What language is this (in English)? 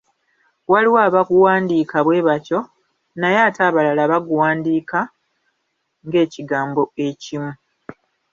Ganda